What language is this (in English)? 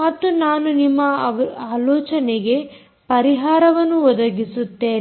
Kannada